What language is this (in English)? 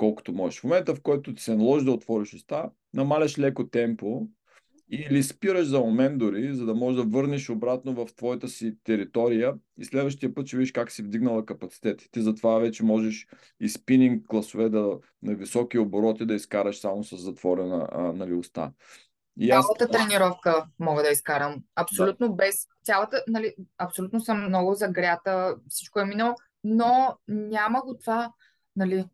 Bulgarian